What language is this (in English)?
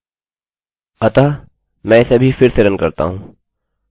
Hindi